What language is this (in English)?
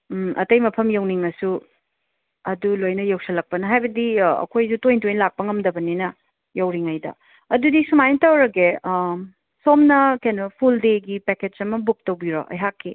Manipuri